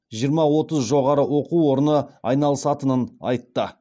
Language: Kazakh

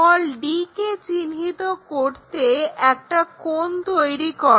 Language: Bangla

